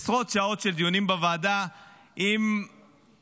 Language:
Hebrew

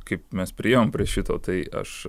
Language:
Lithuanian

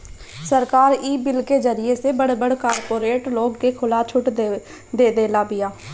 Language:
Bhojpuri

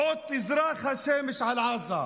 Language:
Hebrew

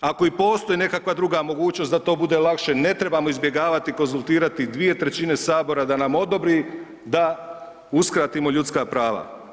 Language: Croatian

